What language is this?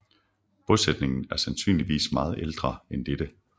Danish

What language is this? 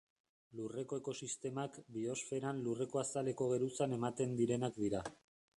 Basque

